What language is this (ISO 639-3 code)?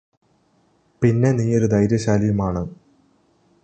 mal